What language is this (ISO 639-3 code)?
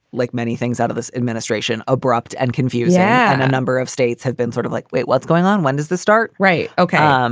eng